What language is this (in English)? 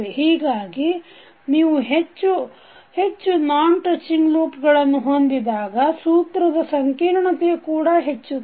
Kannada